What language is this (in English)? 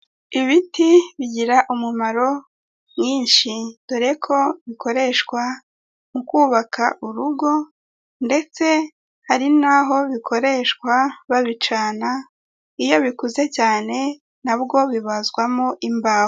Kinyarwanda